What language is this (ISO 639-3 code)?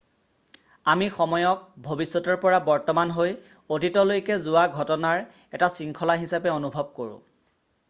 asm